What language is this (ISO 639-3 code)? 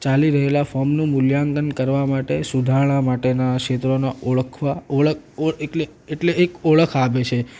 guj